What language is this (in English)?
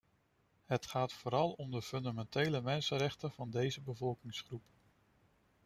Dutch